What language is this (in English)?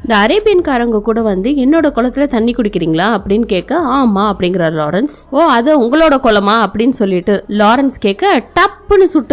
English